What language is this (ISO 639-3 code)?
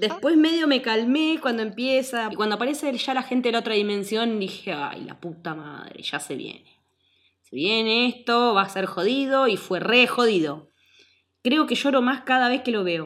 spa